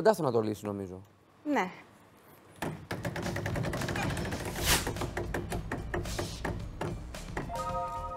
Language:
Greek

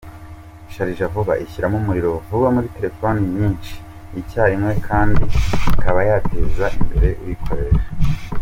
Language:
Kinyarwanda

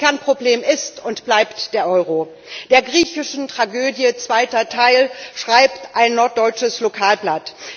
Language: German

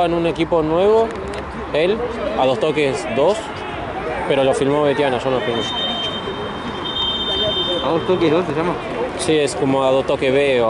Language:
Spanish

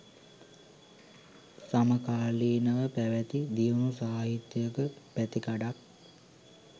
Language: Sinhala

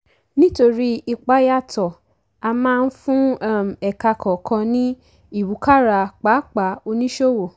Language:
Yoruba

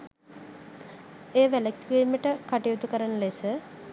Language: Sinhala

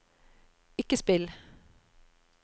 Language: Norwegian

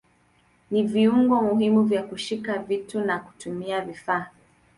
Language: Swahili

